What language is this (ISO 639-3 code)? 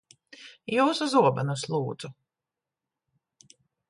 lav